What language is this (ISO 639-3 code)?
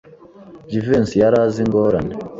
kin